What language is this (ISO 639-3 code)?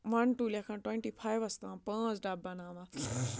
kas